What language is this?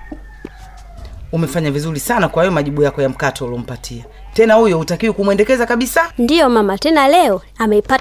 Swahili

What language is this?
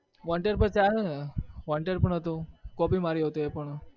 Gujarati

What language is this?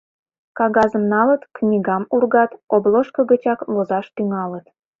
Mari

